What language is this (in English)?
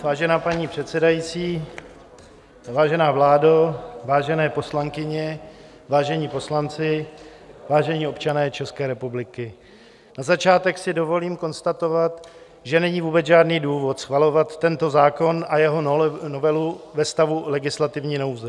Czech